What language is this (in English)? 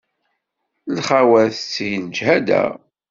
Kabyle